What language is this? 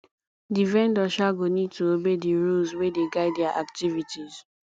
Nigerian Pidgin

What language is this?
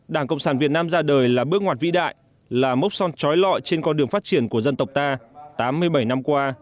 Vietnamese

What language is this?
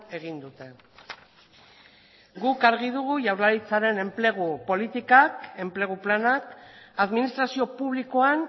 Basque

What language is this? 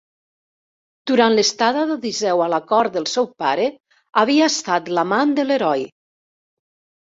Catalan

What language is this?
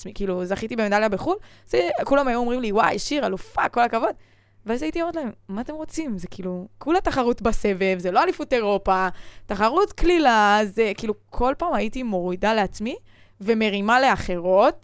Hebrew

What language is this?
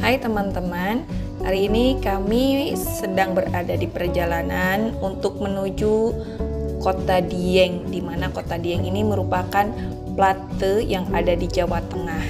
Indonesian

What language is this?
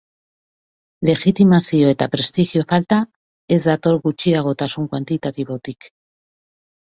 Basque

